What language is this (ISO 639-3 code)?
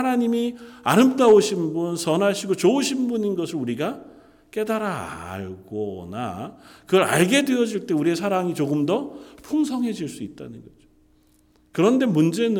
kor